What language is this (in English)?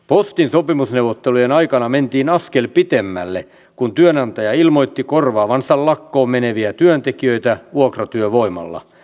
Finnish